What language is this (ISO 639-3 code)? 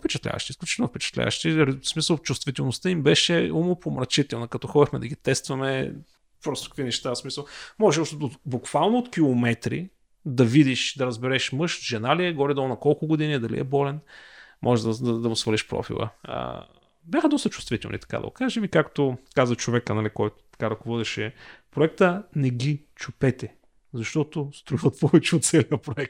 bul